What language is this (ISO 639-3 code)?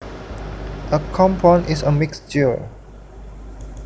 jav